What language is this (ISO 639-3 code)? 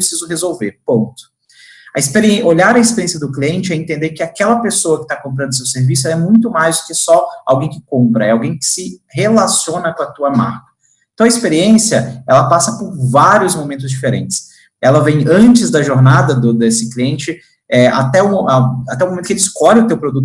por